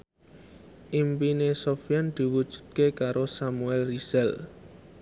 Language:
Javanese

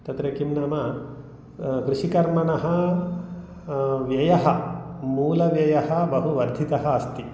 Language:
Sanskrit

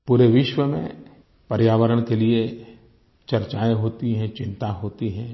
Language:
Hindi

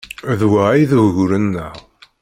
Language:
Kabyle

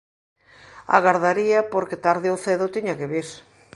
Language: Galician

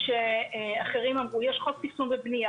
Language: Hebrew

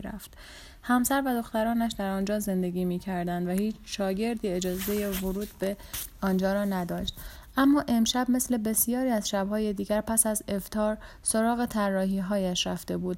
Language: Persian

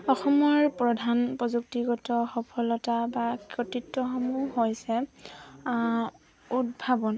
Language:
Assamese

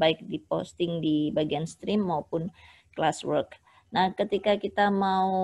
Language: Indonesian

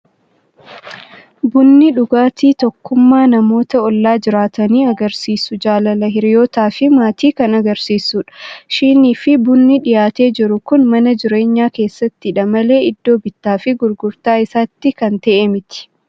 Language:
Oromo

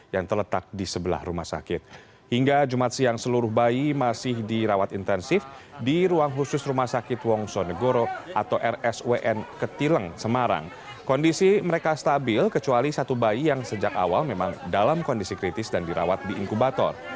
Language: Indonesian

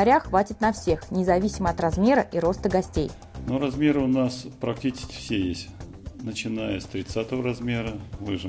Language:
Russian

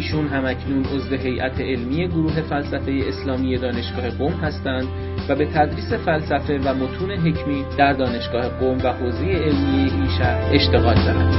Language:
Persian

